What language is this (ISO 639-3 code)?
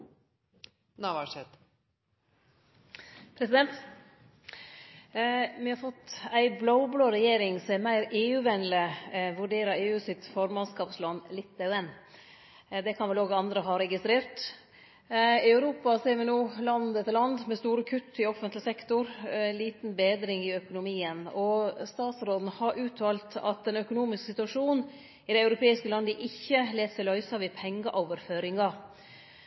nor